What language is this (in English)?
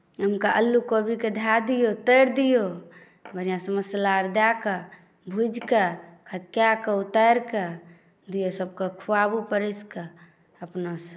Maithili